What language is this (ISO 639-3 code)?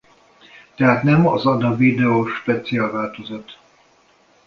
hun